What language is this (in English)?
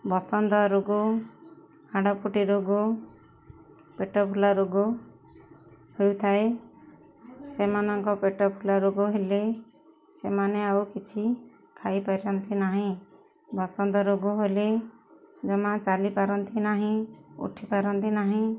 Odia